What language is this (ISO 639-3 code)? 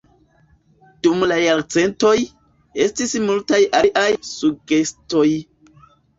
epo